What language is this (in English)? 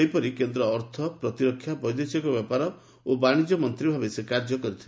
Odia